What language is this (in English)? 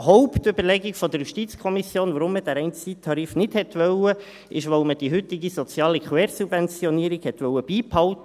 Swiss German